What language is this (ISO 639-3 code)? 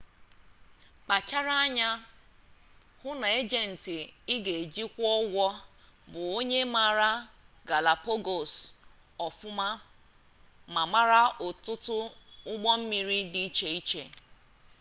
ibo